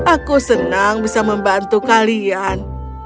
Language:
Indonesian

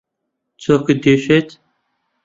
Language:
Central Kurdish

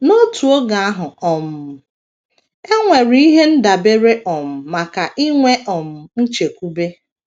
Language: Igbo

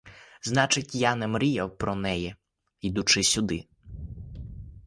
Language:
Ukrainian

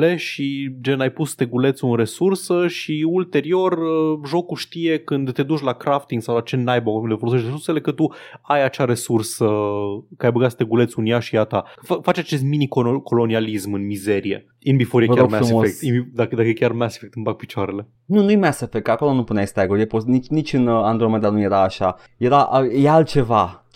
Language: Romanian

